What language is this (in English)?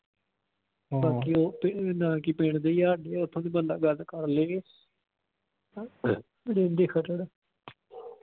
Punjabi